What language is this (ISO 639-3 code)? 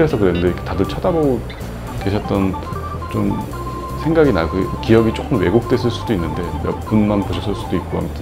kor